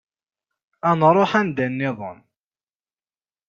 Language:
Kabyle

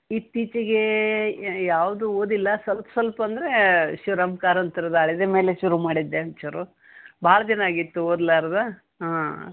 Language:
Kannada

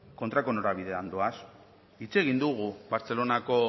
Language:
Basque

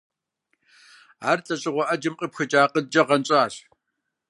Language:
Kabardian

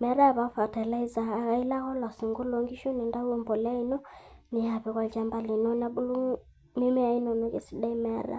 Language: Masai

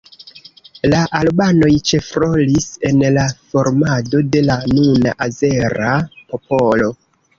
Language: Esperanto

